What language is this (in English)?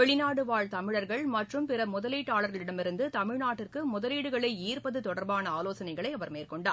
Tamil